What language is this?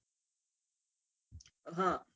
Gujarati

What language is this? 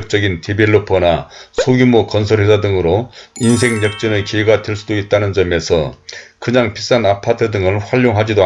Korean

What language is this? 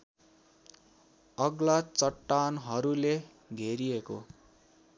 Nepali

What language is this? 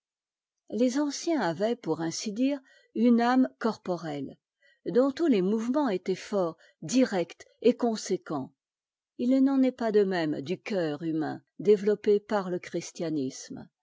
French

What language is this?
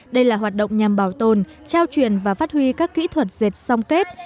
Vietnamese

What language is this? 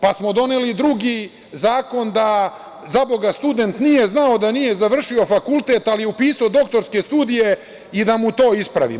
Serbian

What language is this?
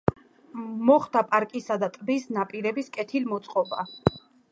Georgian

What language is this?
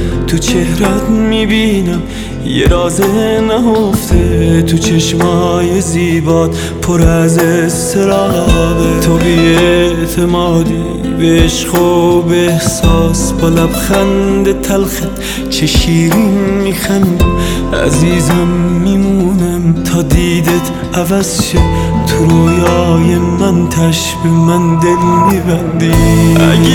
Persian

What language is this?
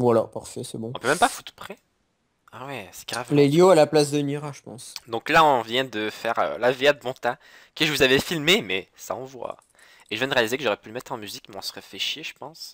French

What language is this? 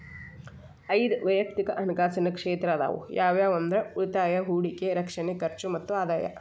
Kannada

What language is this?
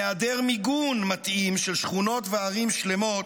Hebrew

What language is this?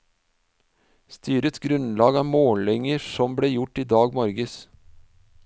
Norwegian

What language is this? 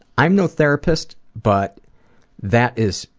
English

